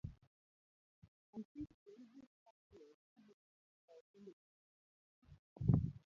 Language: Luo (Kenya and Tanzania)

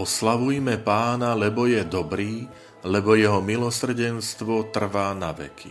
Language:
Slovak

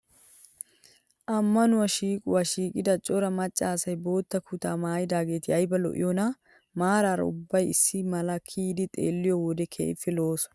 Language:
Wolaytta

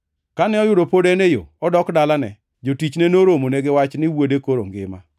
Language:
Luo (Kenya and Tanzania)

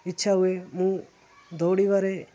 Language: Odia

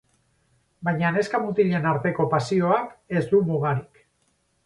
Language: Basque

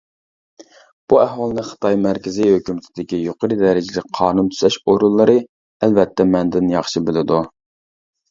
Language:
Uyghur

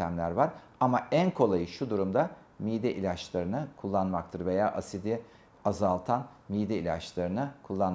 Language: Turkish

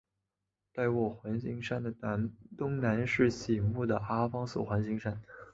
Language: Chinese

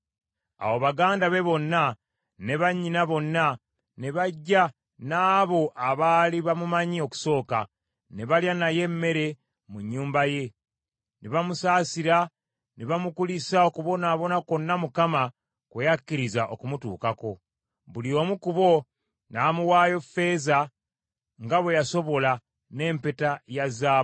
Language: Ganda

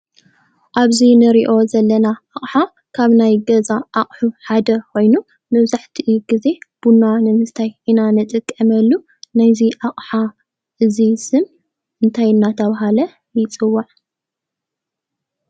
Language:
Tigrinya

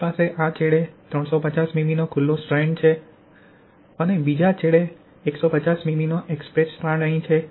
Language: Gujarati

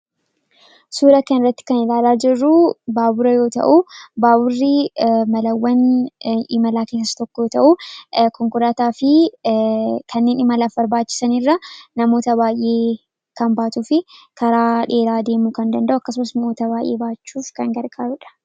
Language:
Oromo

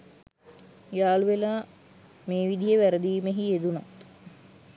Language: Sinhala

